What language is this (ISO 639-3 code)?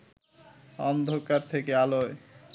ben